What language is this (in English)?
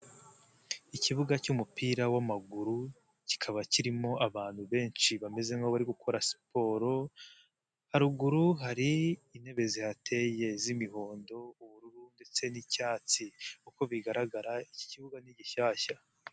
Kinyarwanda